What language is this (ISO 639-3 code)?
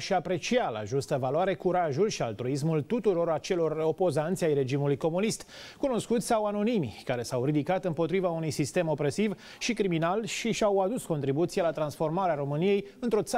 ron